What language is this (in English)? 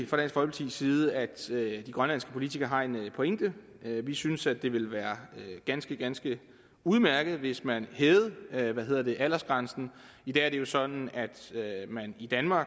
Danish